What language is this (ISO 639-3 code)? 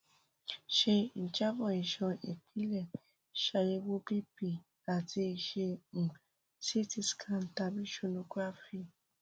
yor